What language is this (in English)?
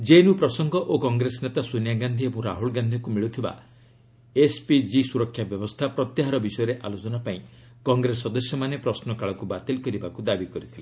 Odia